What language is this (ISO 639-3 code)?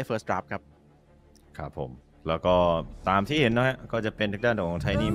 tha